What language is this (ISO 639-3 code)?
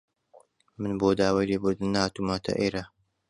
ckb